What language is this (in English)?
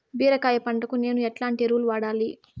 Telugu